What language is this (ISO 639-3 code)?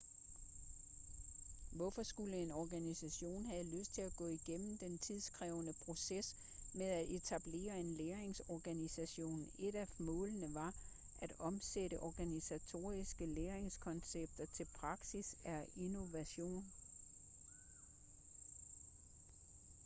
dan